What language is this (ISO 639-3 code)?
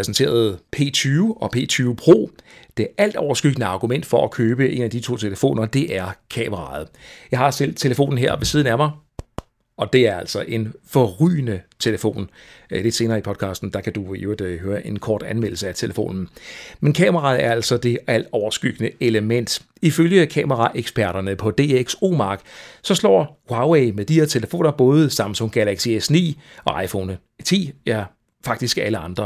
dan